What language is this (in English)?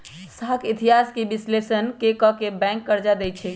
Magahi